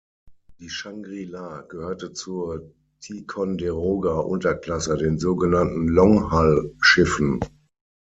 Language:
German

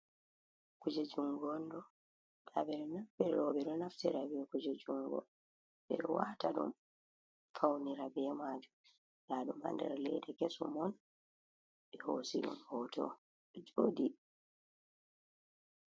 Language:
Fula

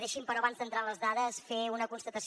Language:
Catalan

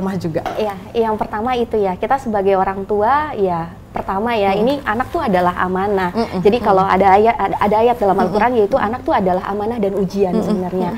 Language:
Indonesian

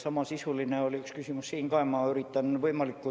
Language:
Estonian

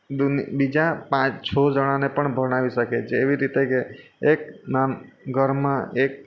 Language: Gujarati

